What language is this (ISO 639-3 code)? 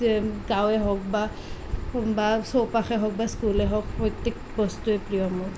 asm